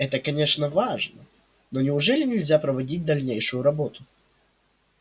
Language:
Russian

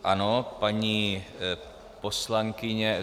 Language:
Czech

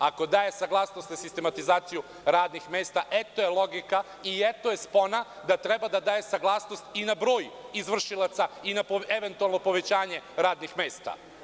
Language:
Serbian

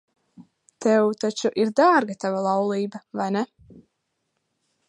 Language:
Latvian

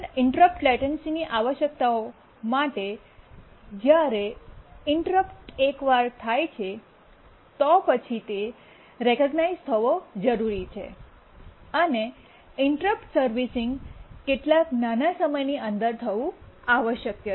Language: Gujarati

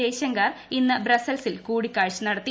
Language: Malayalam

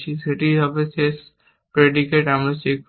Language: Bangla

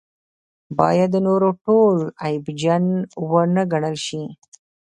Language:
Pashto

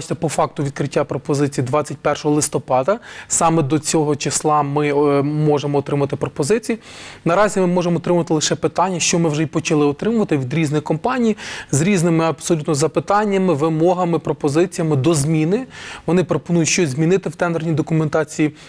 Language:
Ukrainian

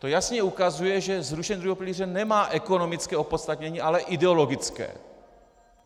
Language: Czech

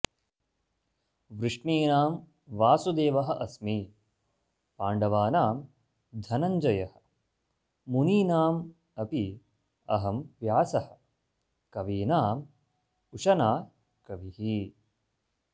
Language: Sanskrit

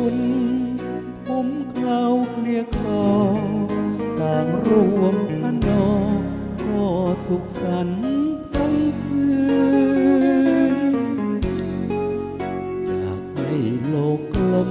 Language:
Thai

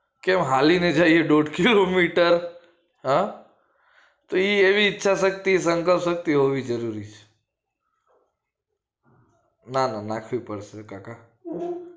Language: Gujarati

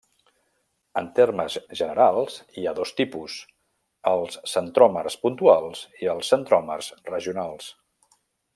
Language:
Catalan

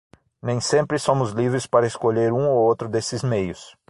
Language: Portuguese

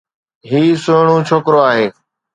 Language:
Sindhi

